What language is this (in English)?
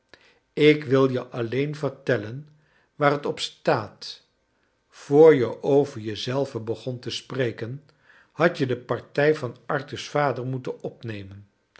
Dutch